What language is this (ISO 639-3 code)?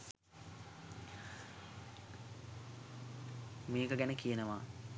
sin